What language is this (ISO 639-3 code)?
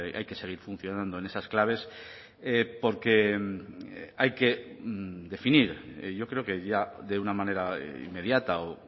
spa